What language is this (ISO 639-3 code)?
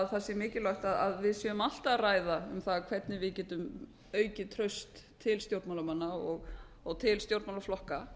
isl